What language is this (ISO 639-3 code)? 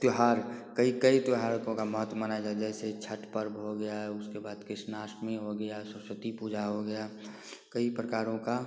hin